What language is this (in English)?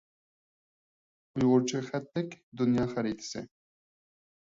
Uyghur